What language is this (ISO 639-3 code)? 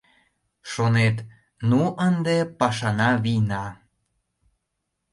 chm